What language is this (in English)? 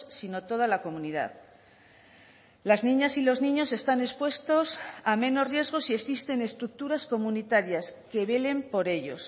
Spanish